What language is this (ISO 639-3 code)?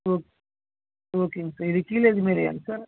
tam